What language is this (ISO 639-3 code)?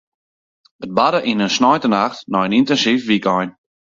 fry